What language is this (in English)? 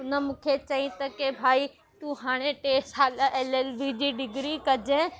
Sindhi